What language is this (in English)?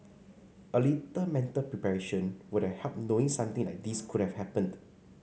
English